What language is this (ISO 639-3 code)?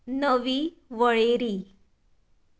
kok